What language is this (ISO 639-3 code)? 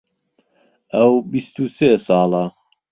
ckb